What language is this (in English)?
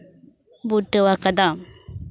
Santali